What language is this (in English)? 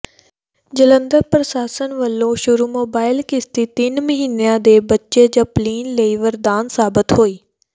Punjabi